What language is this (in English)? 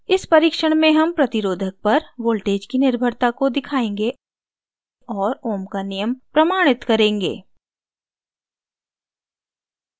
Hindi